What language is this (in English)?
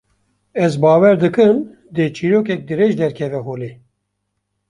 Kurdish